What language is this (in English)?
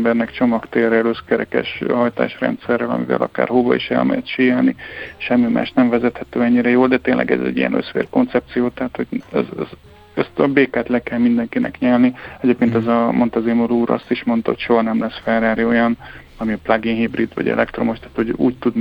Hungarian